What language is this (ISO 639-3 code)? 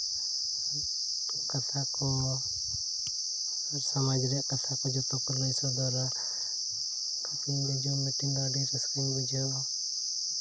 sat